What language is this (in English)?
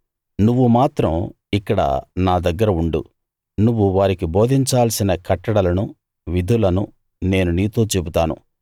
Telugu